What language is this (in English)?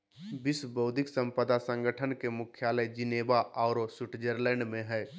Magahi